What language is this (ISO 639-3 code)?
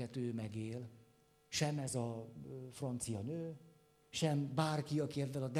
hun